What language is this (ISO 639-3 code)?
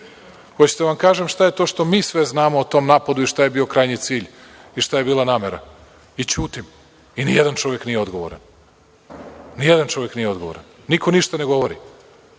srp